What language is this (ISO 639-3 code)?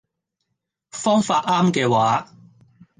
yue